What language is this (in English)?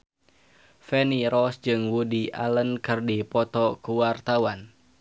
Sundanese